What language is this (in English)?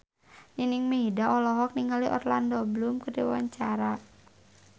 Sundanese